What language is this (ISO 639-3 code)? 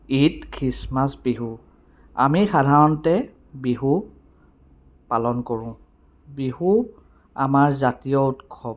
asm